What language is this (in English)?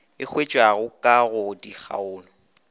Northern Sotho